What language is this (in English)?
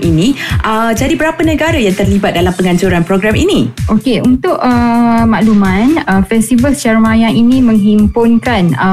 Malay